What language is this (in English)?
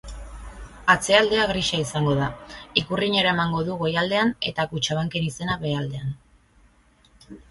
Basque